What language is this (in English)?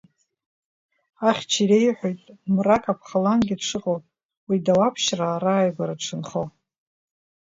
Abkhazian